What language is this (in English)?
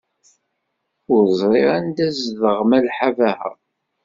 Kabyle